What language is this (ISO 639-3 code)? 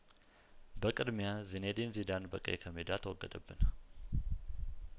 amh